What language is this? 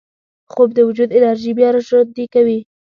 Pashto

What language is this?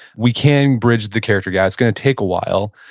English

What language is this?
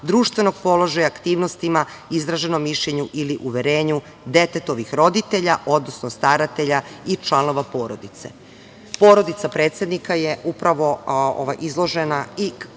Serbian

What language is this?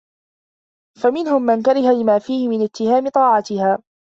Arabic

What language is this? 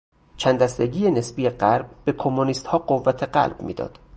Persian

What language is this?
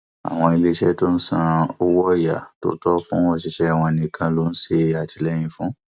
Yoruba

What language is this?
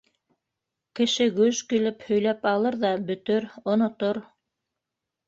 Bashkir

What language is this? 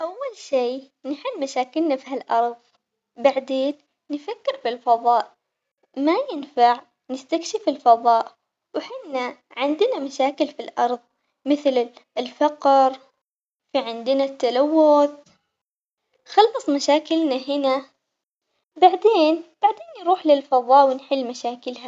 Omani Arabic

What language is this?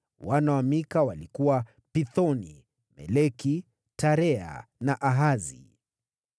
Swahili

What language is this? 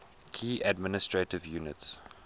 English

